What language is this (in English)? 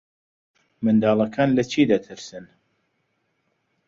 Central Kurdish